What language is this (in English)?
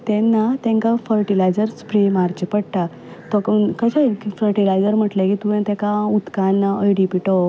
Konkani